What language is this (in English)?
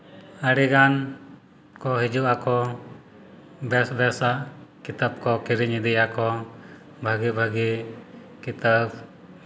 Santali